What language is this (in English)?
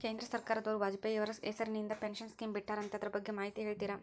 Kannada